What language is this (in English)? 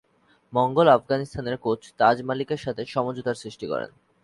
Bangla